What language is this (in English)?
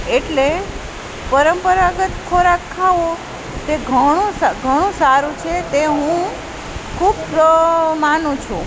Gujarati